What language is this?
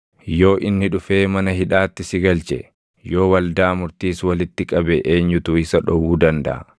Oromo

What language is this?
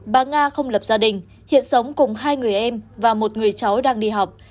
Vietnamese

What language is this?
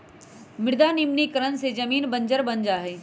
Magahi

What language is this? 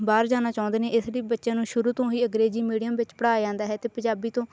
Punjabi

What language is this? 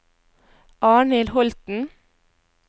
Norwegian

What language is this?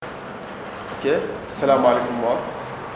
Wolof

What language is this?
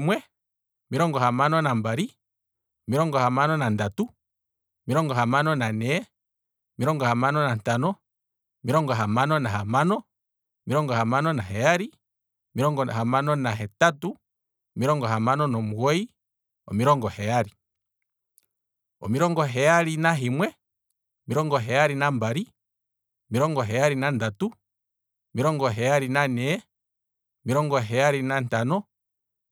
Kwambi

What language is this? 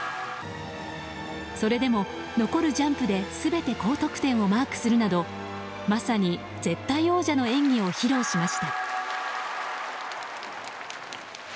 Japanese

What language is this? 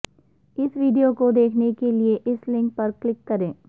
Urdu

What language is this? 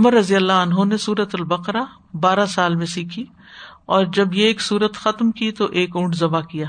Urdu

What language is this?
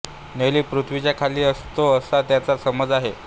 Marathi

